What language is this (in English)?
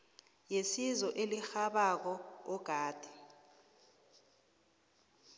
South Ndebele